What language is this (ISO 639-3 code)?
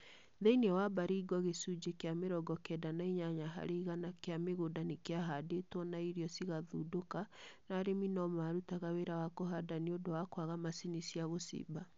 kik